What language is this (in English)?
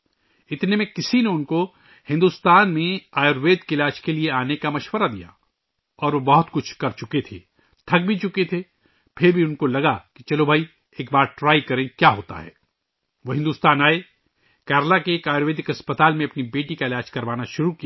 Urdu